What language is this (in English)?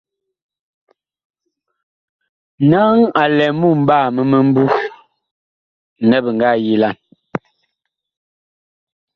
Bakoko